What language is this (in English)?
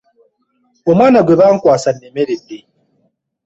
Ganda